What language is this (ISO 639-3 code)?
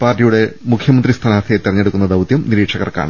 mal